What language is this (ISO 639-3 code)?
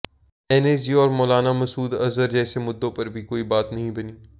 hin